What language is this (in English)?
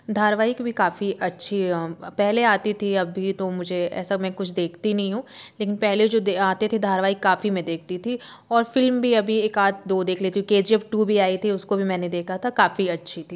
Hindi